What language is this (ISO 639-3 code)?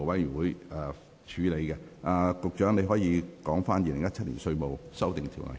yue